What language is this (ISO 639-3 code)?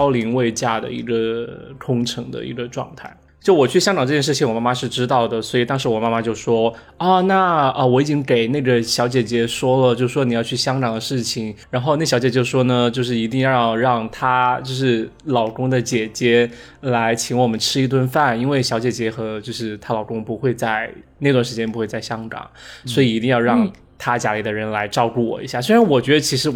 zho